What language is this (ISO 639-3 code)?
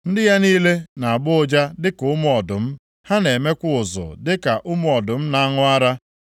ibo